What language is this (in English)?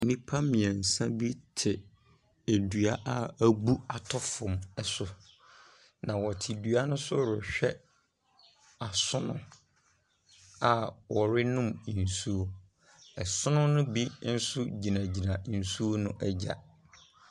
Akan